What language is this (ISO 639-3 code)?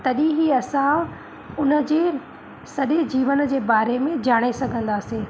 snd